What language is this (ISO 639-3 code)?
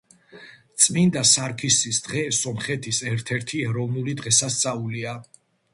kat